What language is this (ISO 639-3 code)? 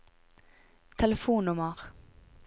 nor